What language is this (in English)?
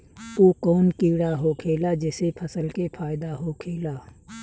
Bhojpuri